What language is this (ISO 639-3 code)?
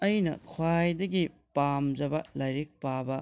mni